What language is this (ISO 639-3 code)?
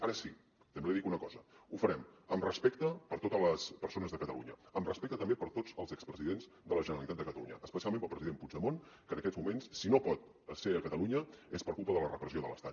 cat